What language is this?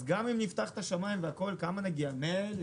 Hebrew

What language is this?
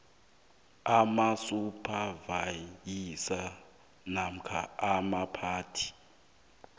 South Ndebele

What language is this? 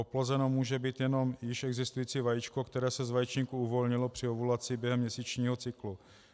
Czech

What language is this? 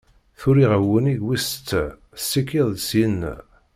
Kabyle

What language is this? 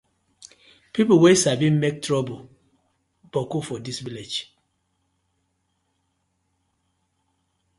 Nigerian Pidgin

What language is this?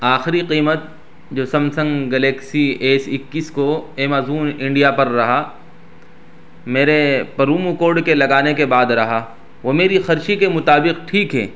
Urdu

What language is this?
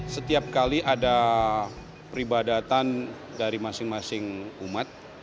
Indonesian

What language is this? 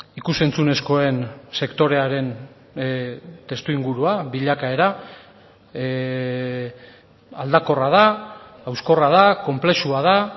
Basque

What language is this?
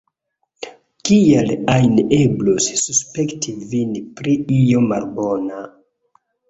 Esperanto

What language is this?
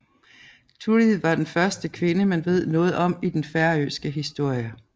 Danish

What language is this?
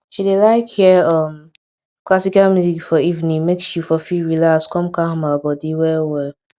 Nigerian Pidgin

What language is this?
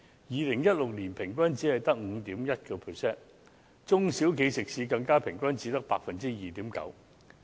Cantonese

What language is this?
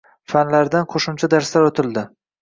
Uzbek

